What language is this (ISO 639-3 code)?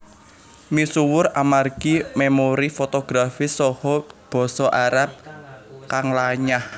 jav